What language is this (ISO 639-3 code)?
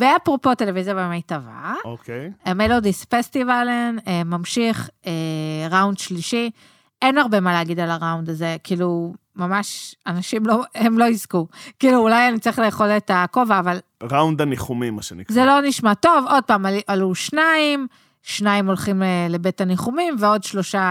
heb